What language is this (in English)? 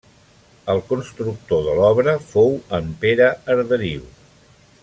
Catalan